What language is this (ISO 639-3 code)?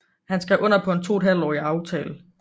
dan